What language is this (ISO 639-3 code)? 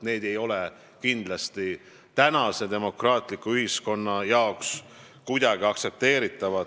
est